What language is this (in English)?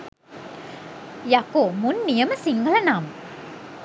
Sinhala